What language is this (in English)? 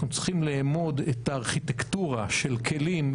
Hebrew